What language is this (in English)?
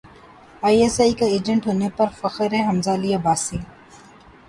Urdu